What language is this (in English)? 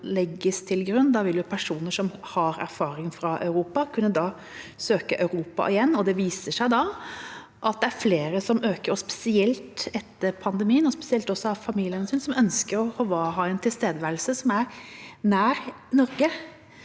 Norwegian